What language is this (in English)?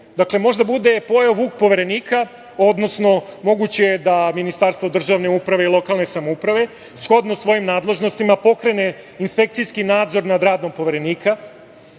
Serbian